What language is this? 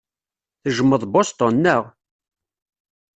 Kabyle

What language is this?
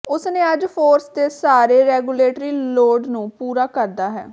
Punjabi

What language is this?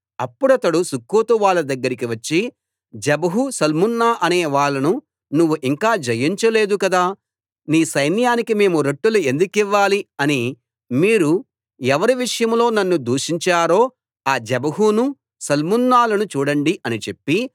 Telugu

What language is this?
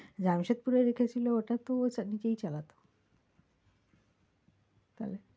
Bangla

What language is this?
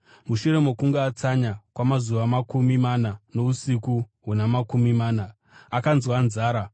Shona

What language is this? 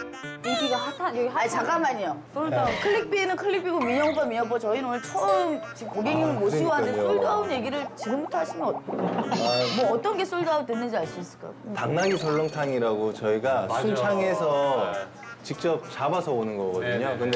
Korean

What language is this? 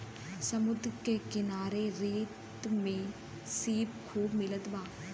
Bhojpuri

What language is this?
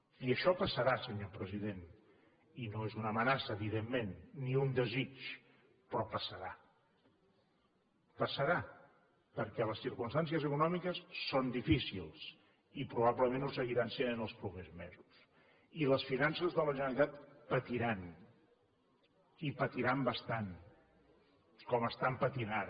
Catalan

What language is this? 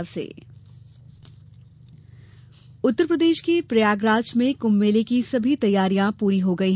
Hindi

